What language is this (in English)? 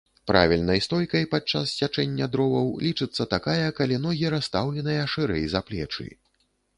Belarusian